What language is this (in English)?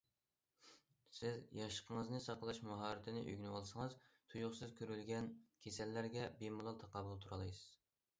Uyghur